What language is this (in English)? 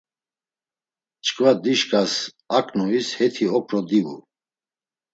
Laz